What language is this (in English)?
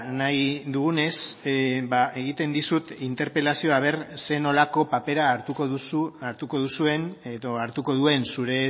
Basque